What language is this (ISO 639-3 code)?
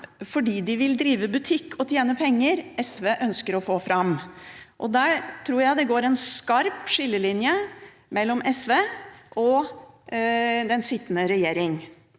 nor